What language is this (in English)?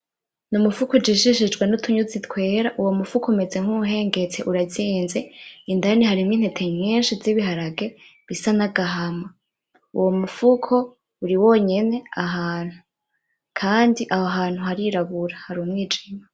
Rundi